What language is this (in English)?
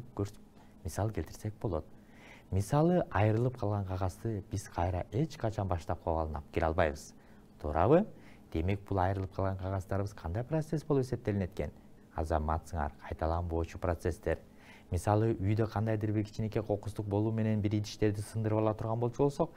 Romanian